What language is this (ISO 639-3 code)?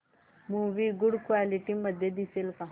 mar